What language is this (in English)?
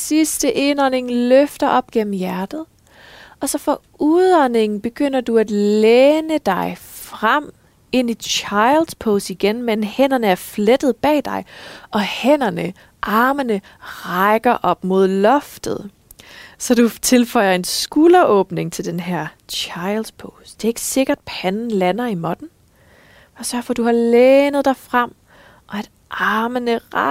Danish